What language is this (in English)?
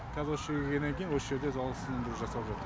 Kazakh